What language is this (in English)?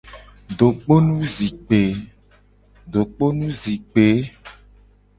Gen